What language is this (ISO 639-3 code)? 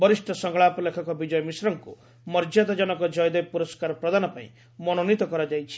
ori